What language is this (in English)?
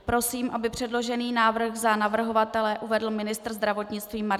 Czech